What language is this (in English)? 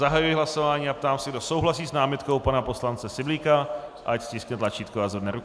Czech